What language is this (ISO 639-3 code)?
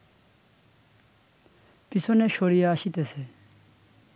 ben